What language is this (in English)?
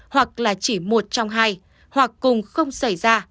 Vietnamese